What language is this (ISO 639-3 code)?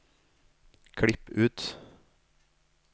nor